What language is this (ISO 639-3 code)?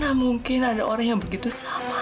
ind